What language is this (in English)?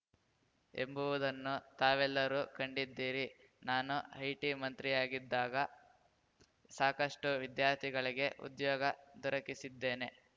Kannada